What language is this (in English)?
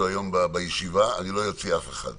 Hebrew